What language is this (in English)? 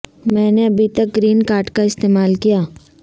Urdu